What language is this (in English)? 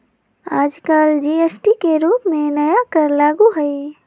Magahi